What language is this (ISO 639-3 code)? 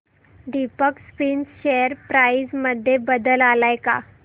mar